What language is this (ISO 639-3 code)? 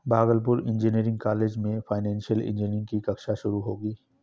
hin